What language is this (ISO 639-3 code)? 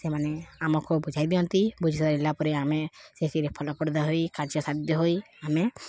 ori